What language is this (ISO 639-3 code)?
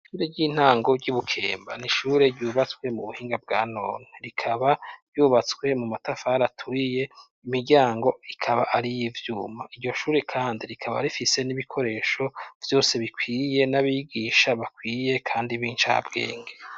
run